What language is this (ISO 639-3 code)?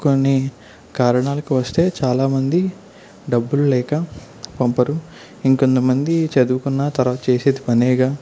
tel